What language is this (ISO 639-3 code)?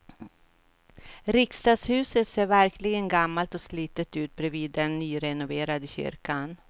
swe